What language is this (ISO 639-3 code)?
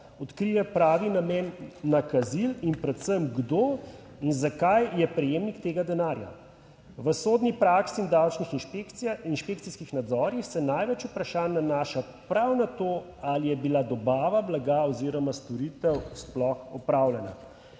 slv